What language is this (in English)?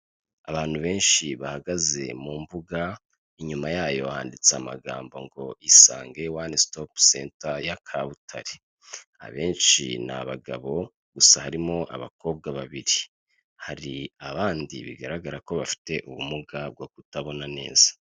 Kinyarwanda